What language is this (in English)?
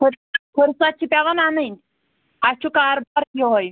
Kashmiri